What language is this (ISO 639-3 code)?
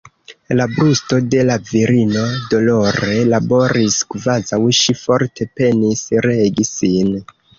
epo